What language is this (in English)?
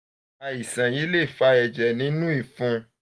Yoruba